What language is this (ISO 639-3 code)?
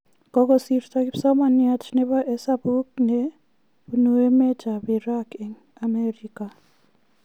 kln